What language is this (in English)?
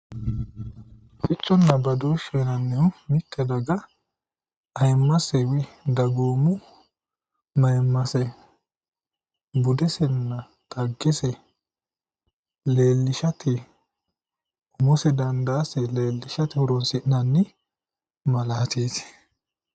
Sidamo